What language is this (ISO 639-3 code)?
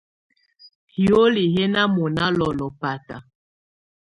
tvu